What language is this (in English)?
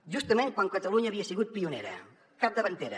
Catalan